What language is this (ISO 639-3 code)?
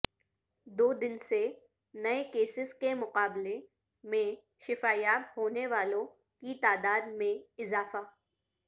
urd